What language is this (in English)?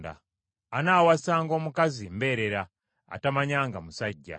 Ganda